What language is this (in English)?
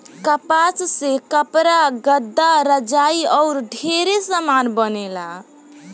Bhojpuri